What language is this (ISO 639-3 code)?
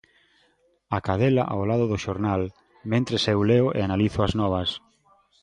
glg